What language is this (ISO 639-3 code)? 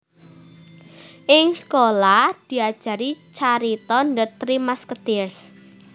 jav